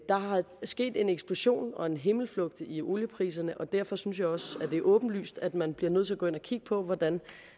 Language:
Danish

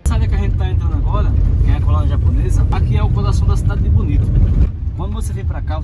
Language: Portuguese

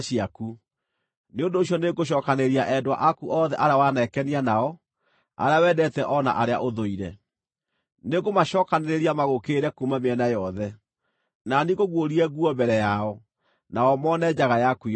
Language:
Kikuyu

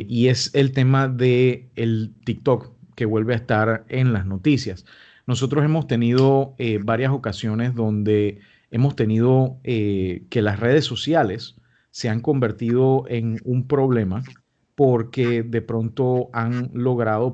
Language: Spanish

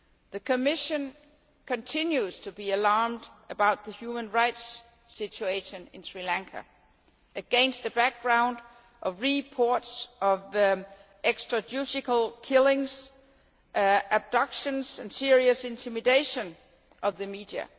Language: English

